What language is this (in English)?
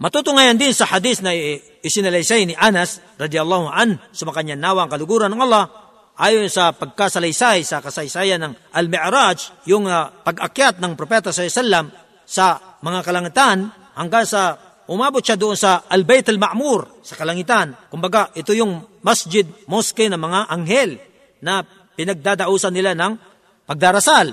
Filipino